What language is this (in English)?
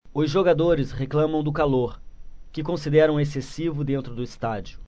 Portuguese